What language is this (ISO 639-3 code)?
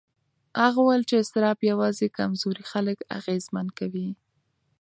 pus